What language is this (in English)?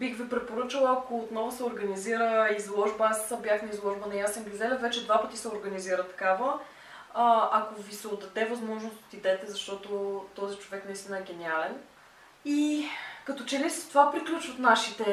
Bulgarian